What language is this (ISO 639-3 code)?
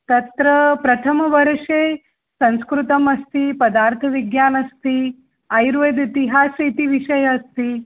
san